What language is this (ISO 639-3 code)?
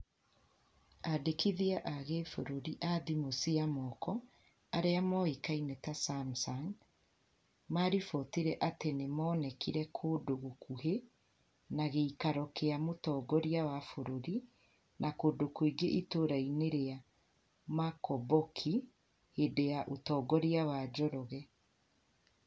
kik